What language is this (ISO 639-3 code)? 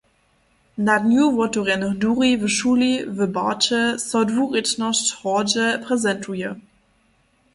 hsb